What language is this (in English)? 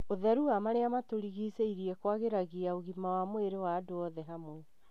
Kikuyu